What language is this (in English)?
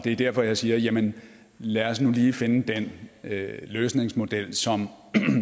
Danish